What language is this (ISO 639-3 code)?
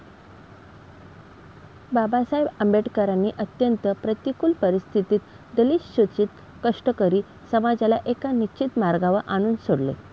mar